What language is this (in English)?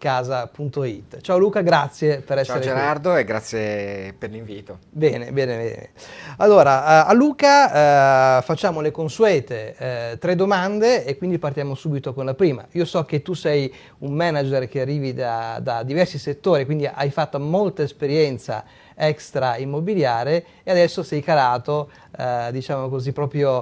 Italian